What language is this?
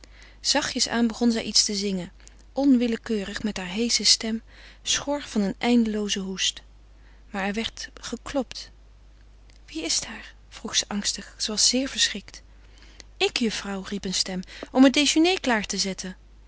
Dutch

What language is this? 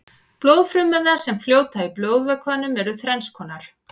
Icelandic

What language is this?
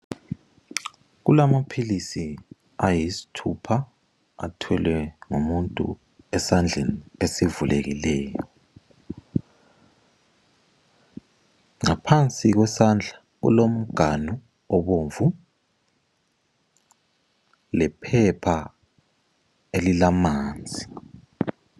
North Ndebele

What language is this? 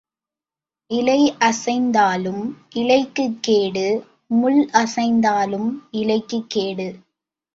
Tamil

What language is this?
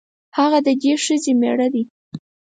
Pashto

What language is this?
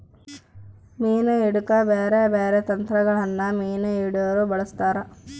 Kannada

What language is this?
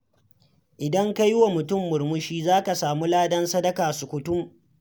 Hausa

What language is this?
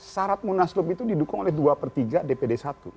Indonesian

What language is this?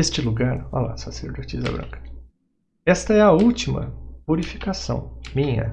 Portuguese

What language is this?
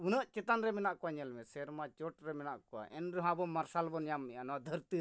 Santali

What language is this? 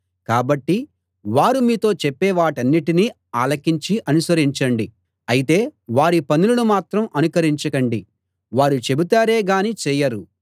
Telugu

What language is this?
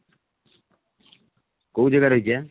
Odia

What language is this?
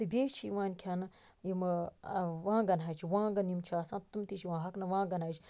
Kashmiri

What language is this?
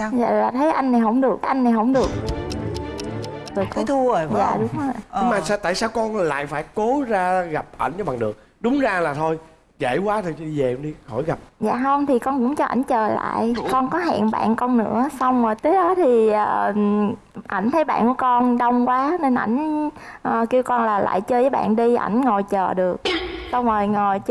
Vietnamese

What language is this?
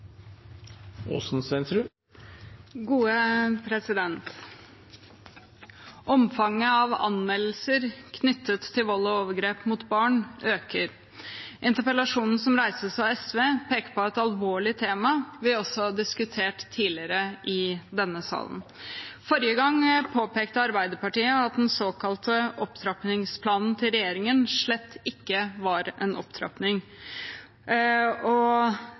Norwegian Bokmål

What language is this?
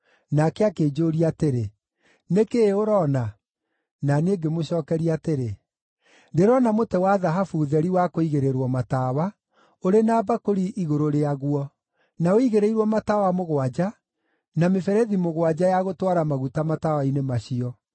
Kikuyu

